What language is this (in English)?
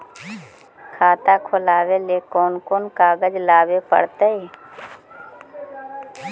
Magahi